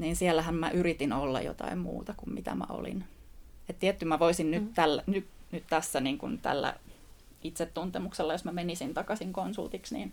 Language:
Finnish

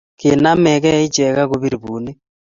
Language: Kalenjin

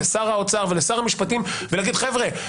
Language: Hebrew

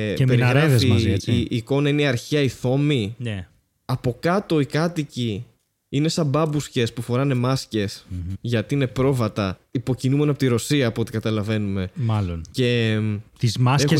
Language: Greek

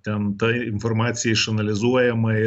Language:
Lithuanian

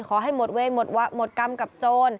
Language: Thai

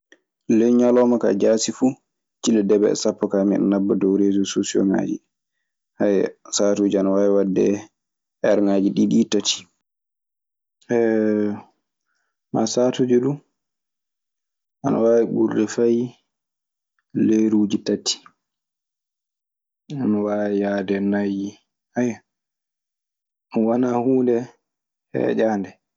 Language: Maasina Fulfulde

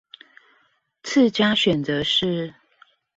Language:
Chinese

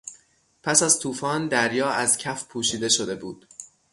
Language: Persian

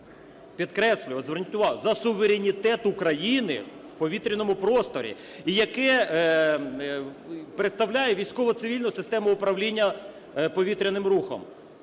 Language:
Ukrainian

